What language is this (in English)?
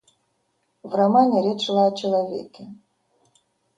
Russian